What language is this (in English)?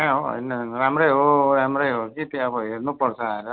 Nepali